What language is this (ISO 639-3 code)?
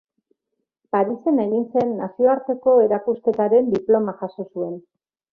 eus